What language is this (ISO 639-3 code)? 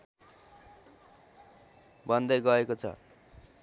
nep